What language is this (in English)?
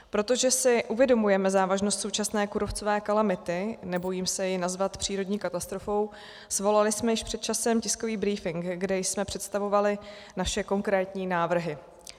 Czech